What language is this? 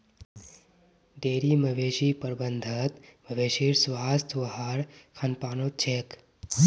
Magahi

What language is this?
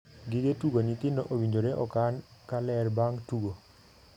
Luo (Kenya and Tanzania)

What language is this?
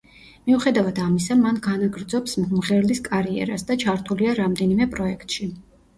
Georgian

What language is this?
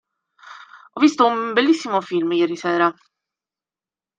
Italian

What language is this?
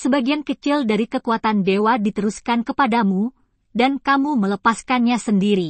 Indonesian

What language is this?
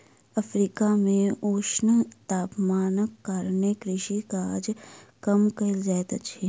Maithili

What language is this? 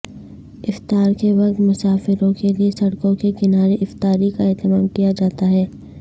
Urdu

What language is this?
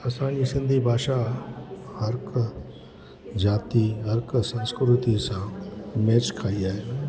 Sindhi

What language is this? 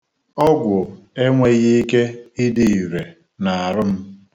Igbo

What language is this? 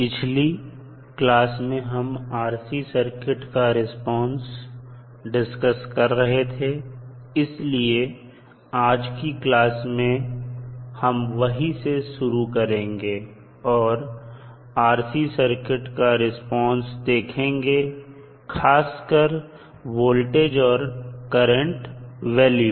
Hindi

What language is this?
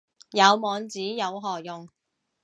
Cantonese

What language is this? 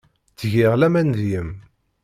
Kabyle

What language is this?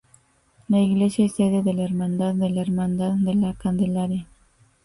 Spanish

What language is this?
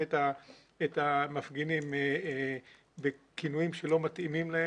Hebrew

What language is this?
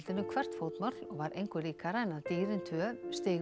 Icelandic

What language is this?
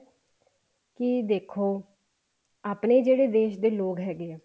Punjabi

